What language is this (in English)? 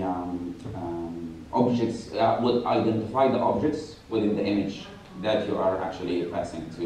English